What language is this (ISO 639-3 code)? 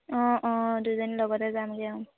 asm